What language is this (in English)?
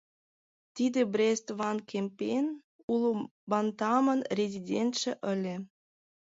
Mari